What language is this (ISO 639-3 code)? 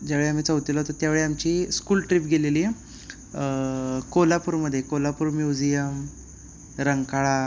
mar